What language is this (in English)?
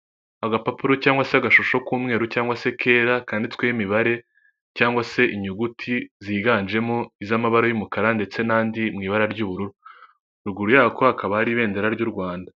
Kinyarwanda